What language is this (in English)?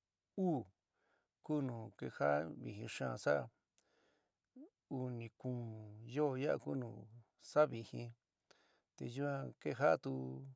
San Miguel El Grande Mixtec